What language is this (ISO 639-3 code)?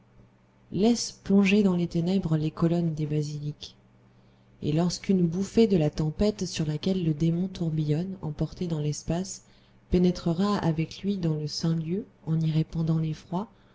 fra